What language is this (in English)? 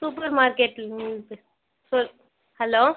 Tamil